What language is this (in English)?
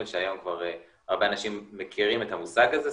Hebrew